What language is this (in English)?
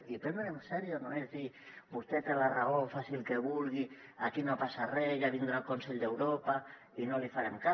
Catalan